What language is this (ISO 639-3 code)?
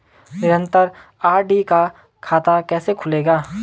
hin